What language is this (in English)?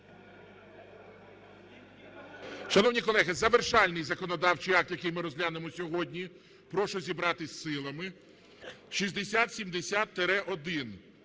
Ukrainian